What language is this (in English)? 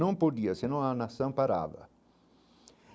Portuguese